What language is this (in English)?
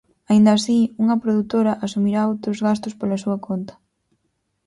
Galician